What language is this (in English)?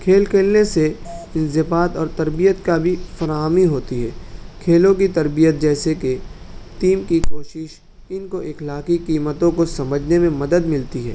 Urdu